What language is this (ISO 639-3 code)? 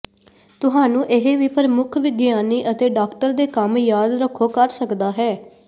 pan